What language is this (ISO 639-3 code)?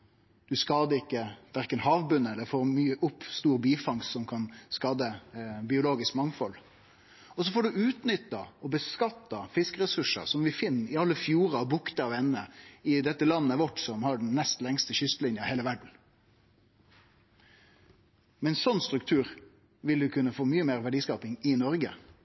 nno